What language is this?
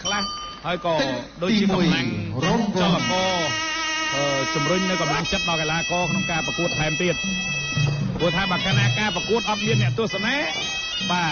Thai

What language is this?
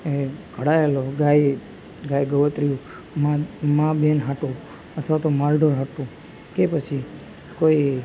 Gujarati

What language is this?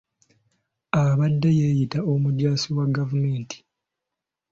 Ganda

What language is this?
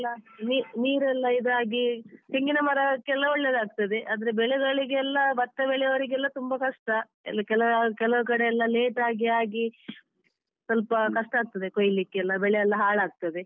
Kannada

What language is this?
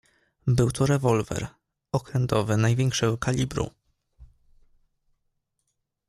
Polish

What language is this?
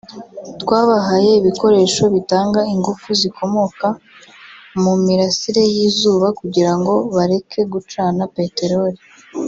Kinyarwanda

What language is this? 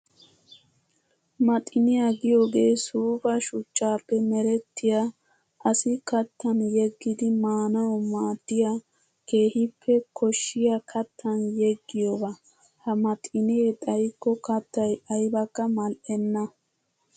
Wolaytta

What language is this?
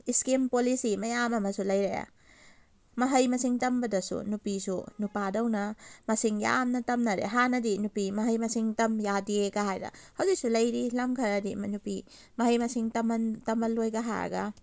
Manipuri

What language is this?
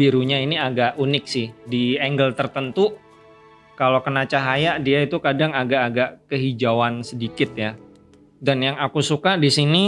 Indonesian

